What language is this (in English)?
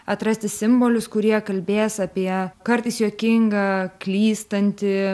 Lithuanian